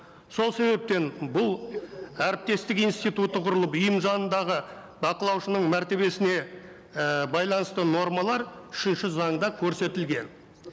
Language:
Kazakh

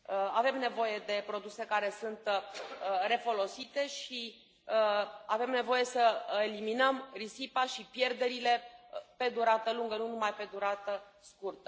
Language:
Romanian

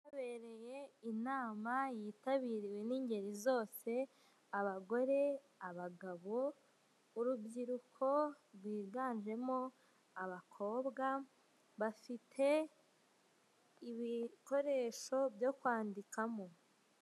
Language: Kinyarwanda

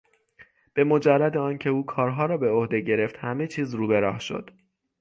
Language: Persian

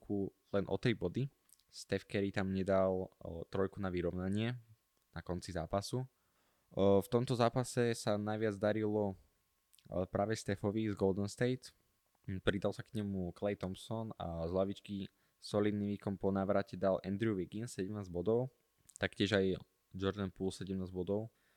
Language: Slovak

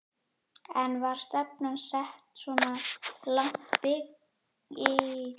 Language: Icelandic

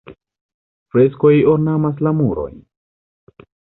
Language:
Esperanto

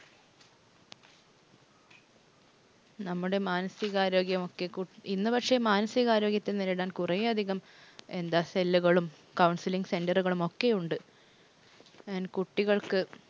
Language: Malayalam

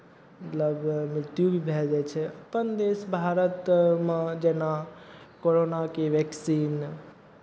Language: Maithili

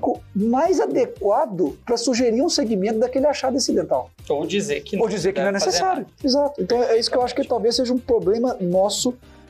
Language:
Portuguese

